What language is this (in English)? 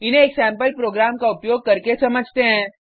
Hindi